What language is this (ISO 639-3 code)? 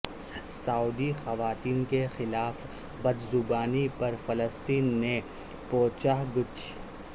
urd